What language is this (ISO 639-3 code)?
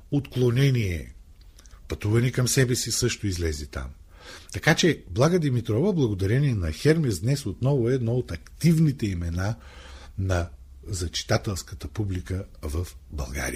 bul